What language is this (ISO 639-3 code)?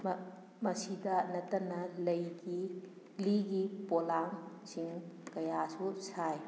mni